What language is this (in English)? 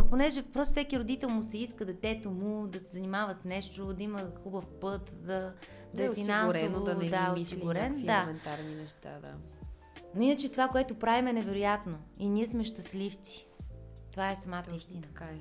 Bulgarian